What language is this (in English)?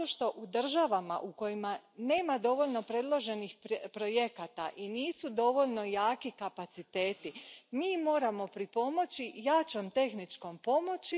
Croatian